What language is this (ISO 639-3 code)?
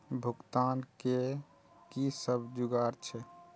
mai